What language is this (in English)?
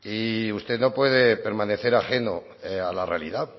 Spanish